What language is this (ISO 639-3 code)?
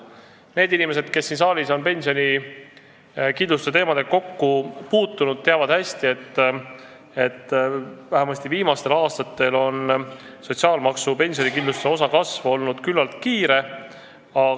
est